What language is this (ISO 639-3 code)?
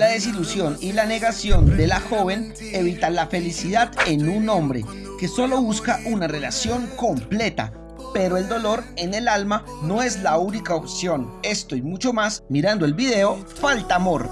spa